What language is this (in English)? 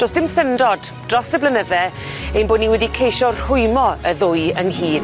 Welsh